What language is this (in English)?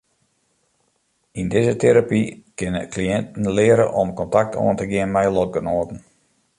Western Frisian